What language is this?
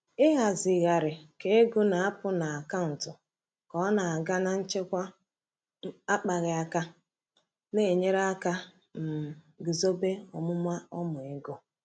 Igbo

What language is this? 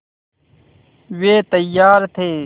Hindi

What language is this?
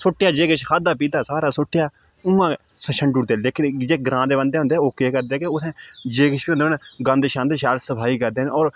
Dogri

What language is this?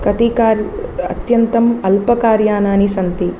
Sanskrit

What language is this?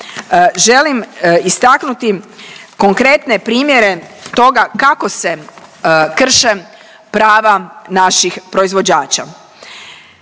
Croatian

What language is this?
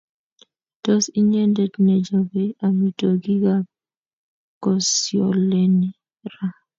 Kalenjin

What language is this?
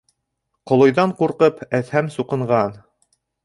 Bashkir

